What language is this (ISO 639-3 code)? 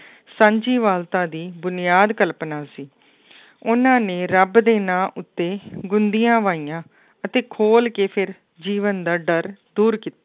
pan